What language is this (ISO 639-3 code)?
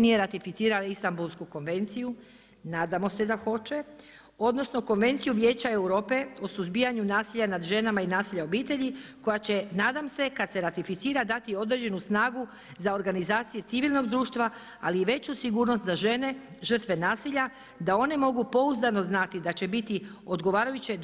hrv